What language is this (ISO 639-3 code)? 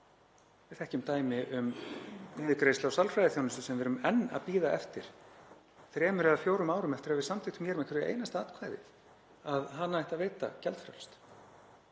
isl